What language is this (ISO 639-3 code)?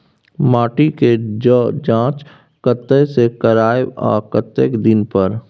mai